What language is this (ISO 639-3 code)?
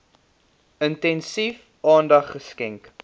afr